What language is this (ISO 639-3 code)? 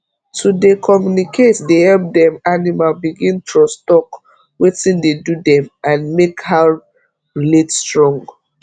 pcm